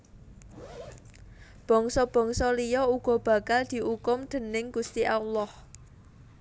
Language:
Javanese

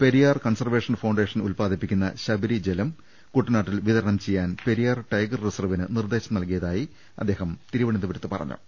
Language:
Malayalam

